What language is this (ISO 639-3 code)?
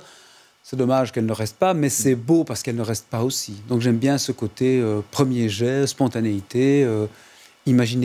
fra